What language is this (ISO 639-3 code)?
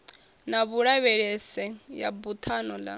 ven